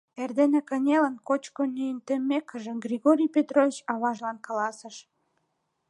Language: Mari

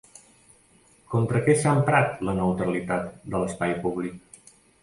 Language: Catalan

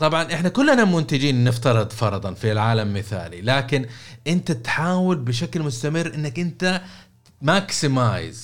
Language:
Arabic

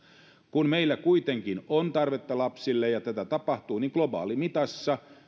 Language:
Finnish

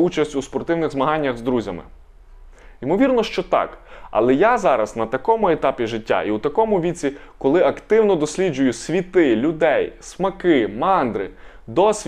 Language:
Ukrainian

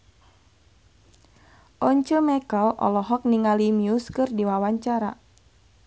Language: Sundanese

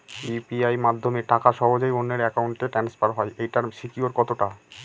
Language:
Bangla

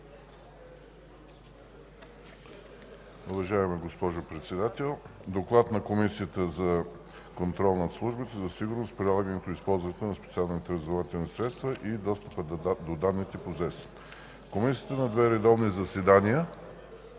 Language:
Bulgarian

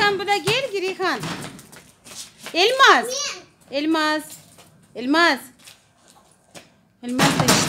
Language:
Russian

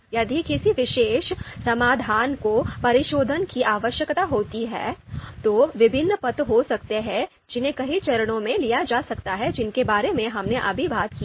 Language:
Hindi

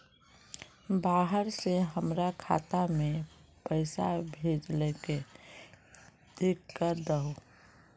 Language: Magahi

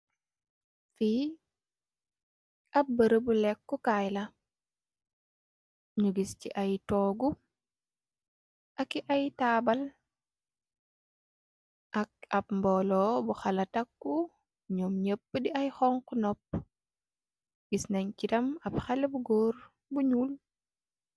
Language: Wolof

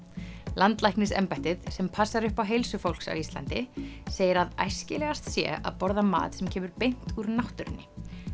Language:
Icelandic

